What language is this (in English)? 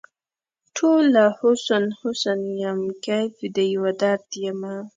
Pashto